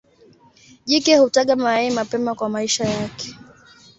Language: Swahili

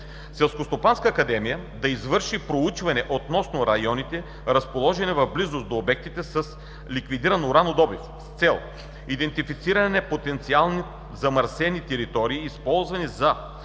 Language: Bulgarian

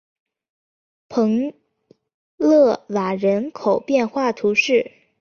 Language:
Chinese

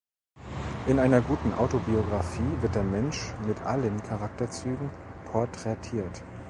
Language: German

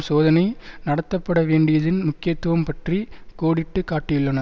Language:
Tamil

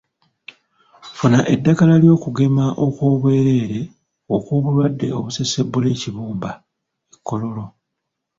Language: Ganda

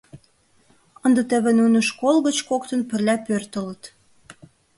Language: Mari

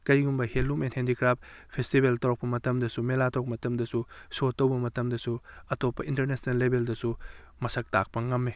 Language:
Manipuri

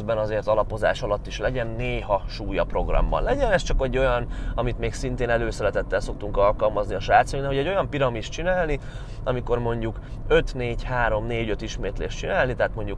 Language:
Hungarian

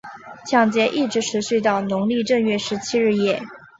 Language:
Chinese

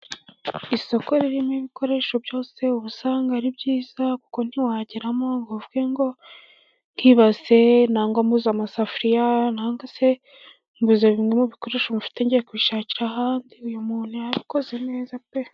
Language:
Kinyarwanda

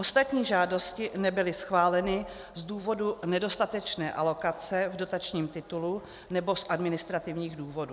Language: Czech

